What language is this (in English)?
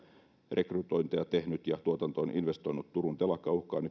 Finnish